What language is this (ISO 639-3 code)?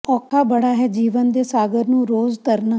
pan